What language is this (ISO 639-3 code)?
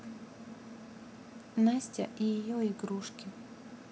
rus